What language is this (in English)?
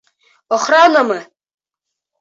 Bashkir